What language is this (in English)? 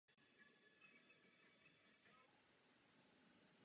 Czech